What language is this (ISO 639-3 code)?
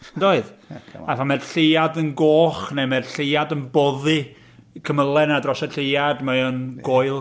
cym